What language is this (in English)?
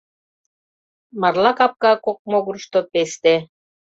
Mari